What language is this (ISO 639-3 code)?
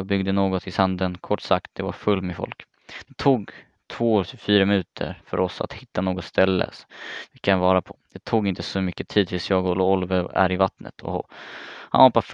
swe